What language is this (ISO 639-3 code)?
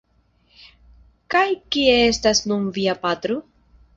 epo